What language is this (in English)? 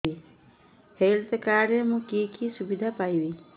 Odia